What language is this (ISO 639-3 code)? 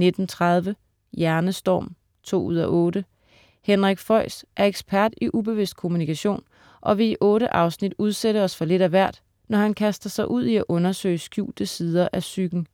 dan